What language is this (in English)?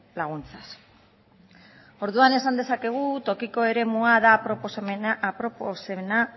Basque